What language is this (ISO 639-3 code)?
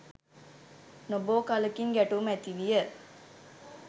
sin